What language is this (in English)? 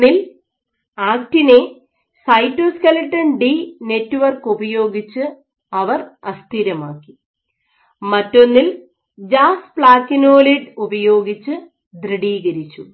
Malayalam